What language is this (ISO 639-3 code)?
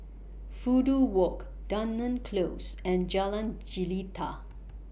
eng